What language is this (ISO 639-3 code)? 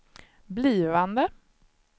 swe